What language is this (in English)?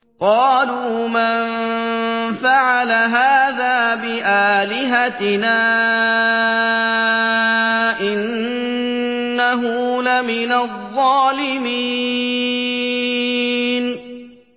Arabic